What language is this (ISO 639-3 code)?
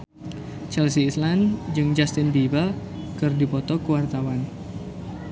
sun